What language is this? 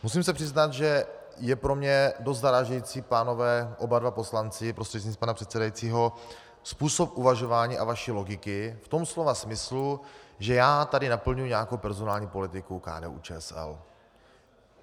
Czech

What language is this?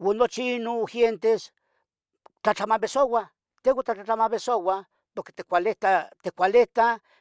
Tetelcingo Nahuatl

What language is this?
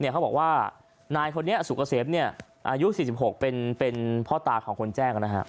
Thai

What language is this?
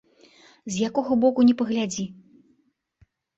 Belarusian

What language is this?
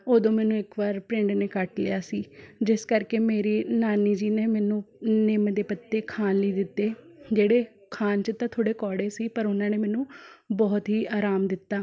Punjabi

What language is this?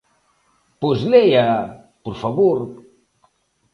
Galician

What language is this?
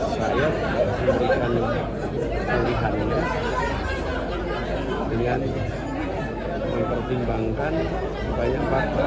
Indonesian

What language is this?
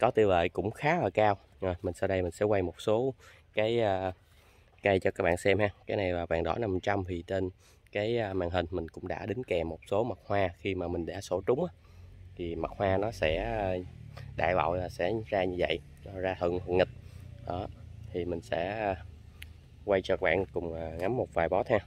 Vietnamese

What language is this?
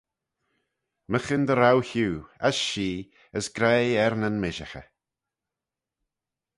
Manx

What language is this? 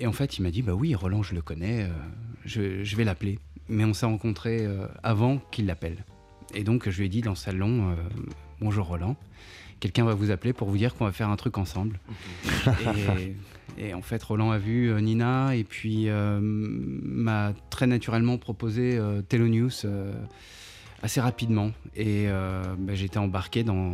French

